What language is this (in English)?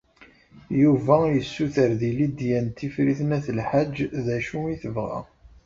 Kabyle